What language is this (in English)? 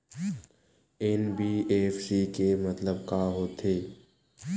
Chhattisgarhi